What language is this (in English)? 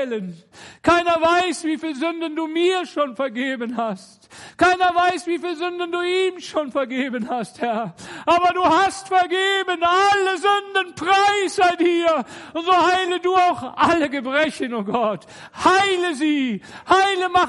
German